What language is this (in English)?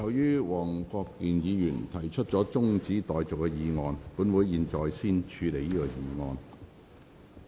Cantonese